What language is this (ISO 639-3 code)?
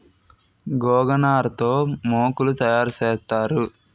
tel